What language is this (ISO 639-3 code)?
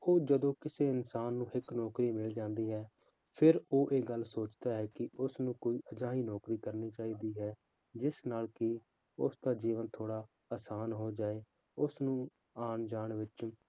pan